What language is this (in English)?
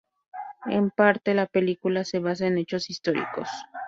Spanish